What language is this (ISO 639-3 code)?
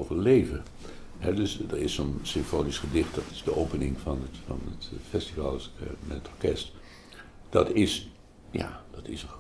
nld